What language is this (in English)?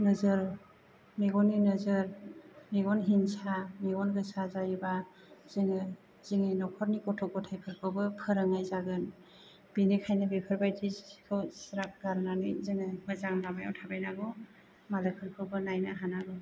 Bodo